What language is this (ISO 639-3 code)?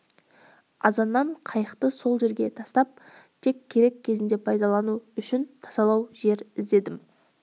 kaz